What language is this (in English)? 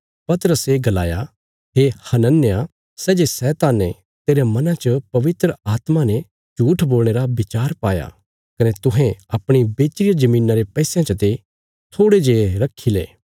Bilaspuri